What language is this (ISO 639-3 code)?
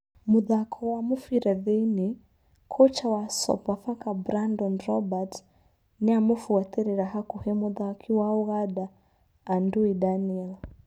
kik